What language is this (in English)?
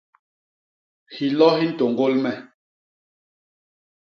Basaa